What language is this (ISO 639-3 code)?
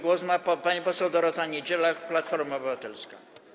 pol